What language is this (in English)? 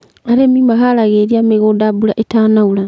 Kikuyu